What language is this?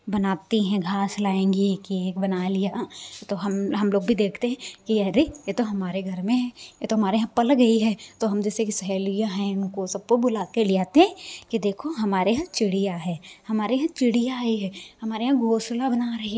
Hindi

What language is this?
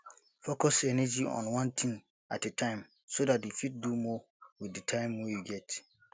Nigerian Pidgin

